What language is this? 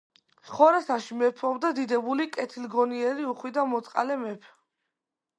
Georgian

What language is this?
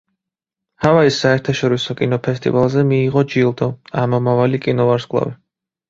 Georgian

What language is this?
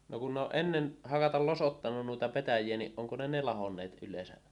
Finnish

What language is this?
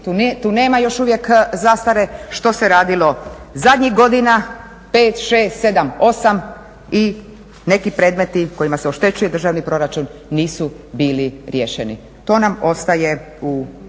Croatian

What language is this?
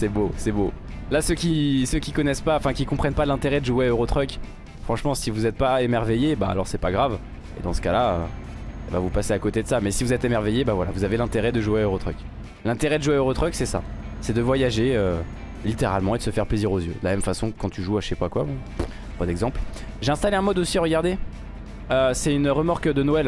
French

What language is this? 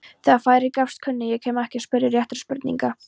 Icelandic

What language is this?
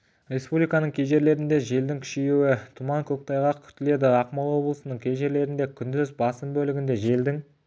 Kazakh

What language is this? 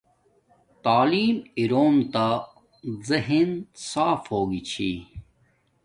Domaaki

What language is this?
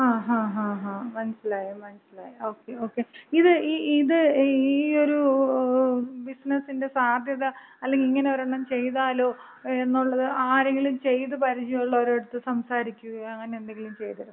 Malayalam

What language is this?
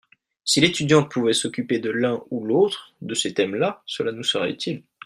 French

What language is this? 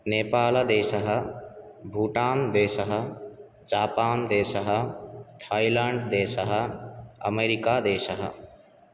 Sanskrit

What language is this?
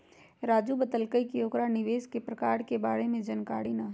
Magahi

